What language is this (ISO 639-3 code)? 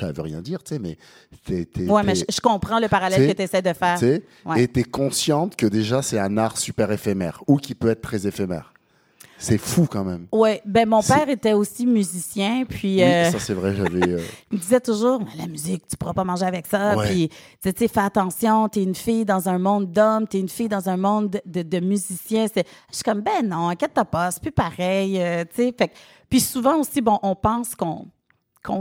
fra